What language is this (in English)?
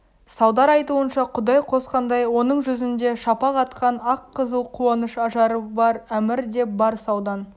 Kazakh